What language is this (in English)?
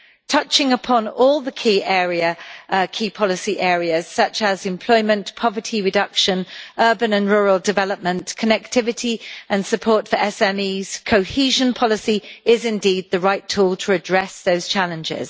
English